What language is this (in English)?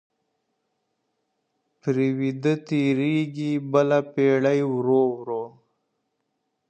Pashto